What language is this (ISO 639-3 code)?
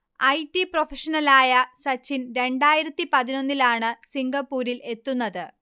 mal